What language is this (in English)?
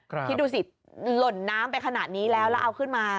Thai